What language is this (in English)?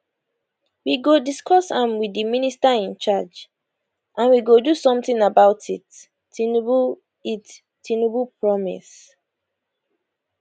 Nigerian Pidgin